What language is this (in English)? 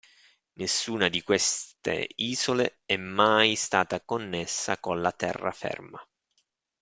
Italian